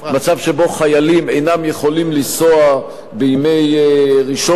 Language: Hebrew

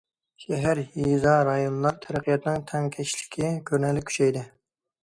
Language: Uyghur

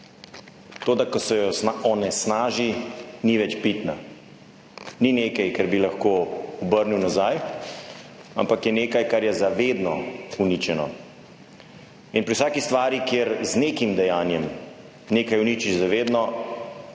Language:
Slovenian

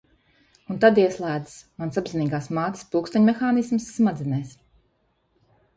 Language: Latvian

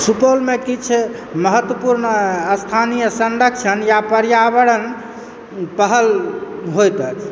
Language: Maithili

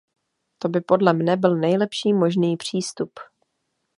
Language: Czech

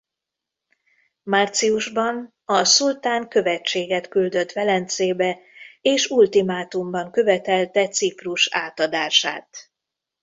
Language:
Hungarian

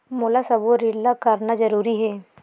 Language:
Chhattisgarhi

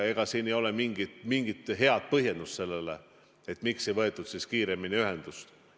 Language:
Estonian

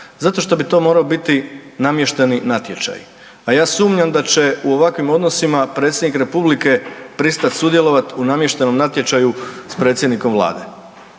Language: Croatian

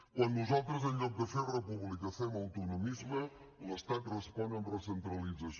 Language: Catalan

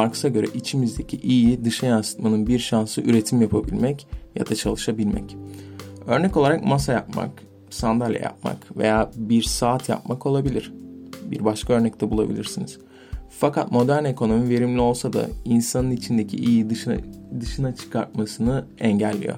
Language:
Turkish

